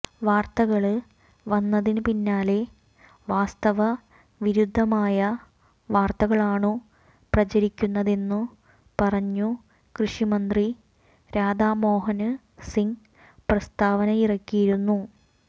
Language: Malayalam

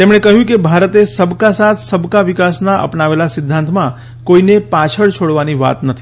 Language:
Gujarati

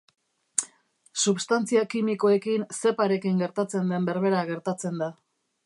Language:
Basque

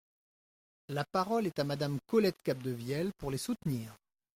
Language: French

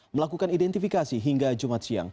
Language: Indonesian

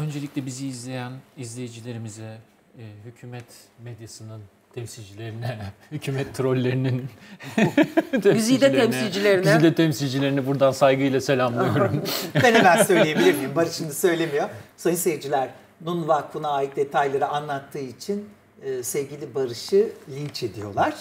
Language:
Turkish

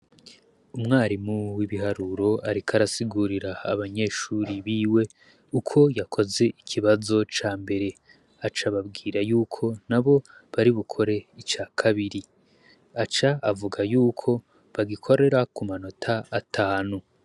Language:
Rundi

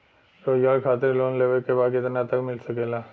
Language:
Bhojpuri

